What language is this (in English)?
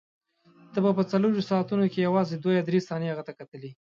Pashto